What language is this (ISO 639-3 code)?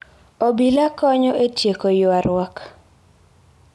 luo